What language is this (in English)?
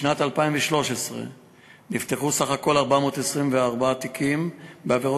Hebrew